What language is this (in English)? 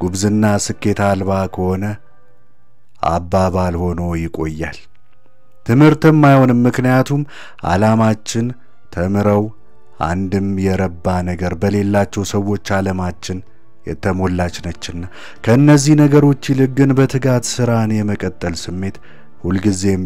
Arabic